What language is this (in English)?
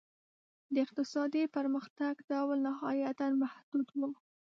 Pashto